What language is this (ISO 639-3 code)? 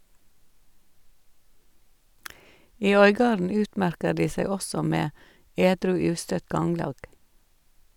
nor